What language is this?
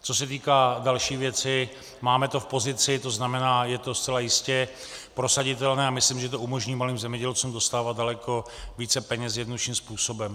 Czech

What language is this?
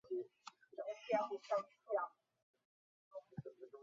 Chinese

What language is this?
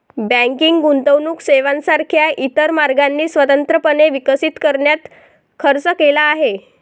Marathi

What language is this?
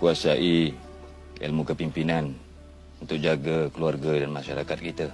Malay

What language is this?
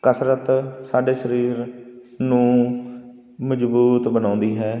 Punjabi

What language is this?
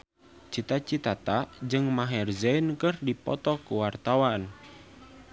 Sundanese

